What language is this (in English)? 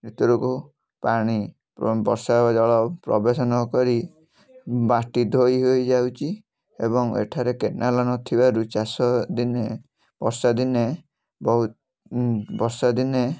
Odia